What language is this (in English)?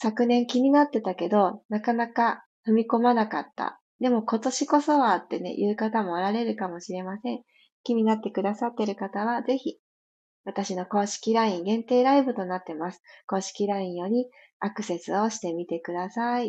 Japanese